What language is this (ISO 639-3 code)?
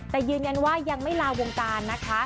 tha